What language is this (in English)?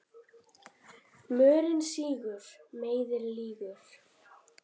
Icelandic